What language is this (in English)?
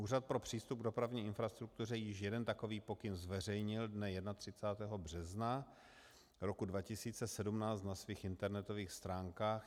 Czech